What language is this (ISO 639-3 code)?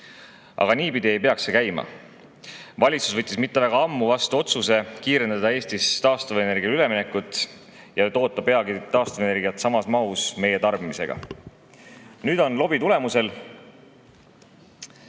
est